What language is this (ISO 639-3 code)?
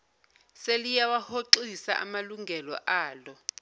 zul